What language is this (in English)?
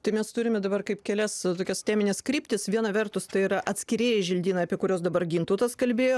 Lithuanian